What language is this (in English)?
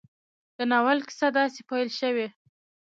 Pashto